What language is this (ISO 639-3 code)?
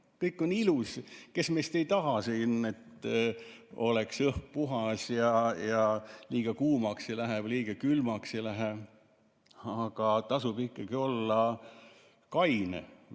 est